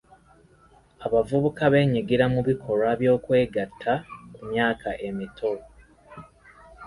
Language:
Ganda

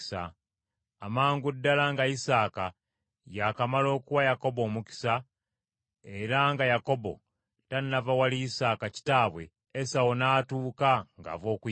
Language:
Ganda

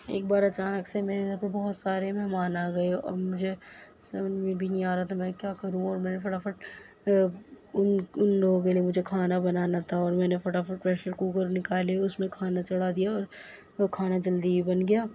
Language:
Urdu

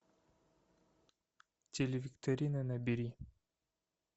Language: Russian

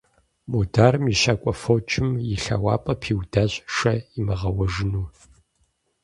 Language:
Kabardian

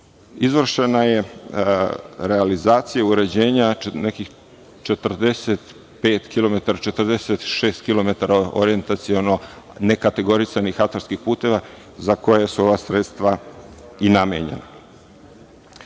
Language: Serbian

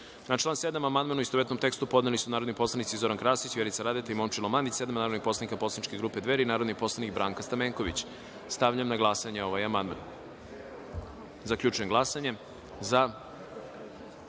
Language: Serbian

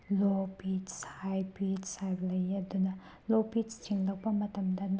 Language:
Manipuri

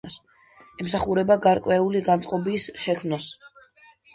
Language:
Georgian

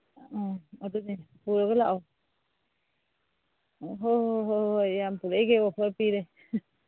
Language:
Manipuri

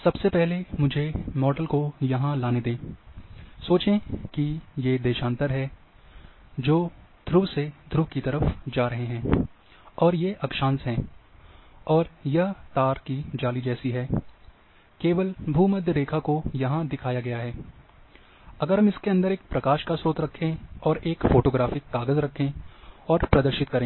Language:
Hindi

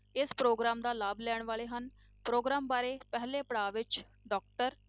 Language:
Punjabi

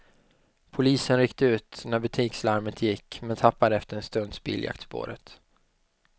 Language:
Swedish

